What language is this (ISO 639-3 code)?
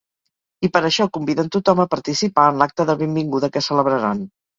cat